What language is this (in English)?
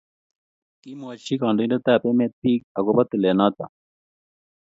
Kalenjin